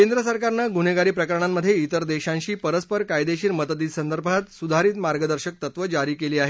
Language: Marathi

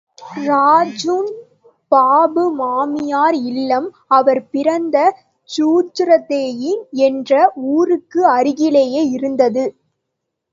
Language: Tamil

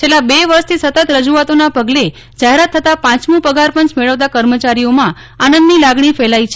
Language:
Gujarati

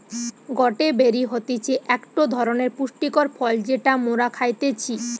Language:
Bangla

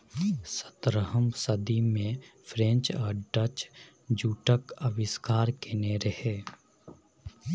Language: Maithili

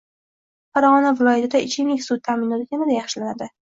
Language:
Uzbek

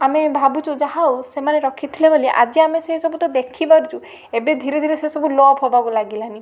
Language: Odia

